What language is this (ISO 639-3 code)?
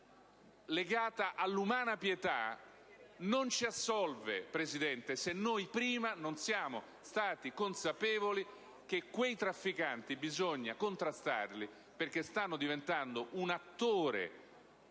ita